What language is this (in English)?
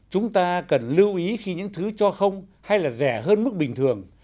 Vietnamese